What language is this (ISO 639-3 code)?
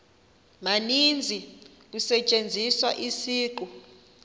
xho